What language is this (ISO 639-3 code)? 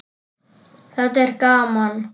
isl